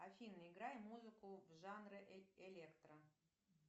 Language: Russian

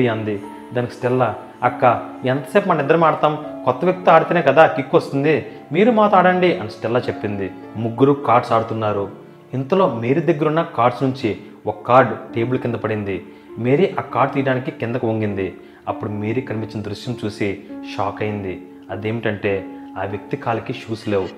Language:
Telugu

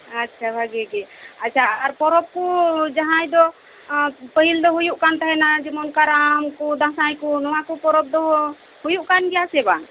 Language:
Santali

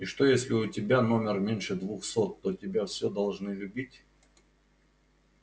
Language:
Russian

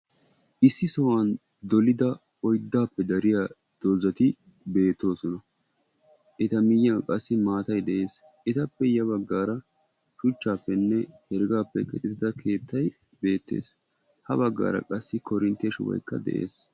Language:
Wolaytta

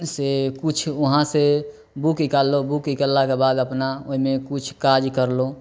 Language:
Maithili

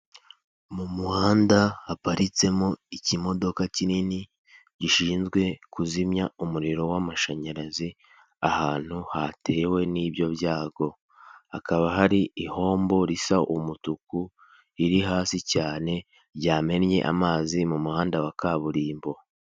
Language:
Kinyarwanda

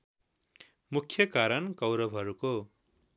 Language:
Nepali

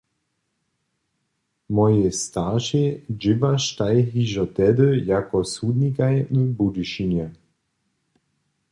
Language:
Upper Sorbian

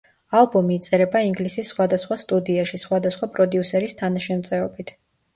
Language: Georgian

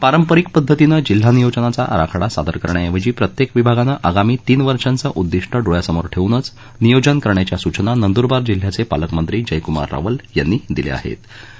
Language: Marathi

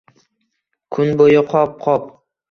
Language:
Uzbek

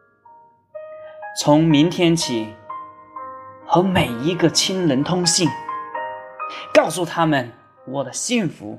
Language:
Chinese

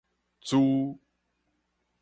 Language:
Min Nan Chinese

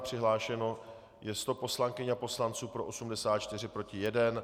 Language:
Czech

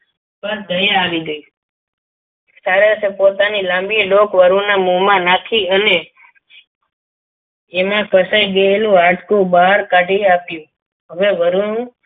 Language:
Gujarati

